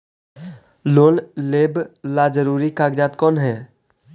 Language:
Magahi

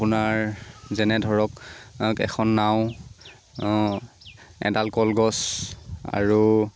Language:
Assamese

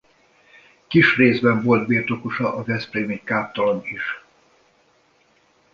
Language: Hungarian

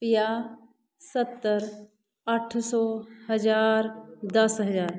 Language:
Punjabi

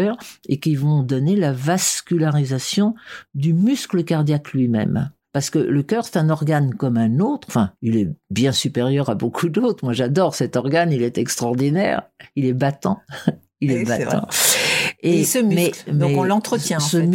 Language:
French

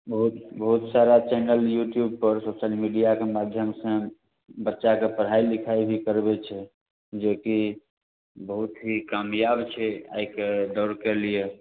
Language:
Maithili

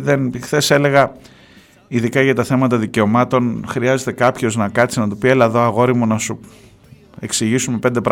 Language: Greek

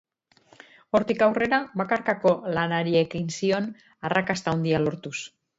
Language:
Basque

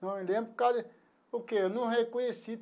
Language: Portuguese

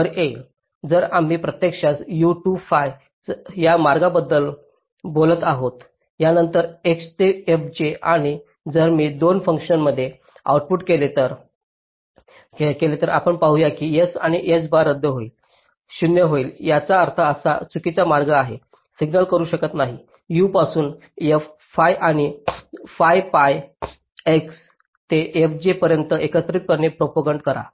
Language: Marathi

